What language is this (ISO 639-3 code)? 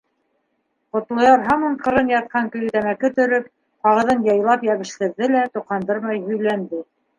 bak